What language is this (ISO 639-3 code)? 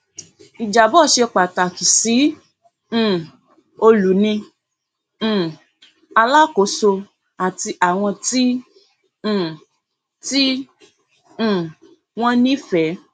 yor